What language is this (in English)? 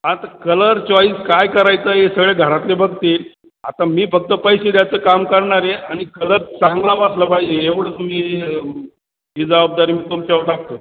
Marathi